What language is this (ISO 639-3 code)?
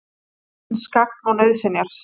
isl